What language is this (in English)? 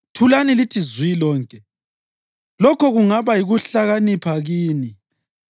North Ndebele